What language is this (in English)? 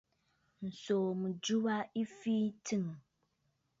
Bafut